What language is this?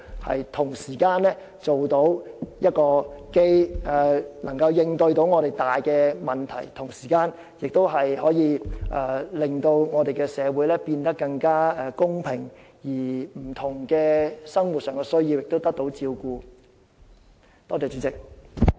Cantonese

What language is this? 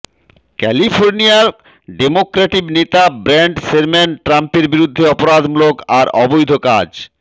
Bangla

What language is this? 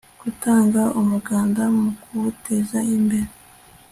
Kinyarwanda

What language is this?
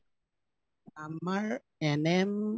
Assamese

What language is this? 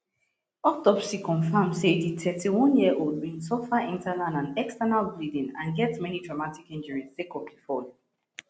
Nigerian Pidgin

